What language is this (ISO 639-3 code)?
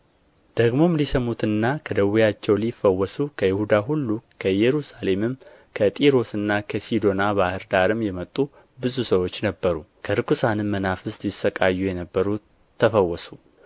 amh